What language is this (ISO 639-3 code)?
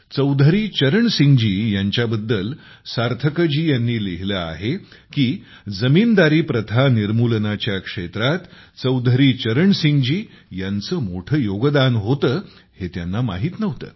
mar